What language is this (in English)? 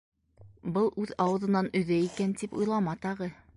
Bashkir